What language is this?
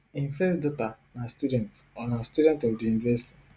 Nigerian Pidgin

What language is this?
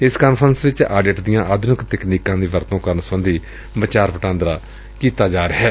Punjabi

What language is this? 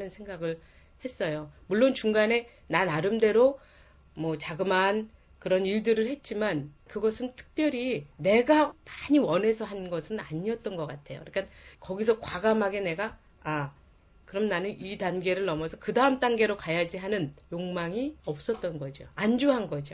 Korean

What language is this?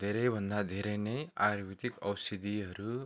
Nepali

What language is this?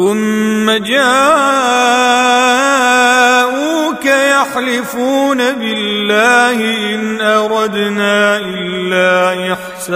Arabic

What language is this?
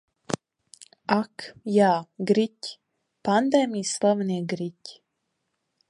Latvian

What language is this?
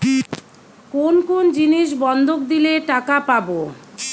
Bangla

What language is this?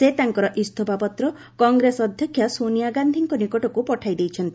Odia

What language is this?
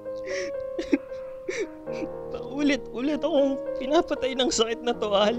Filipino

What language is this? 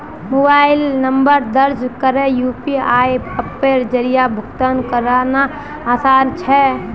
Magahi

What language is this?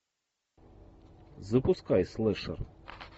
Russian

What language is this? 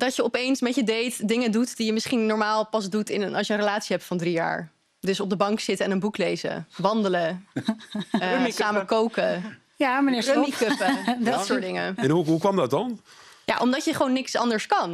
Dutch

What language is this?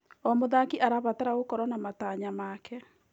Kikuyu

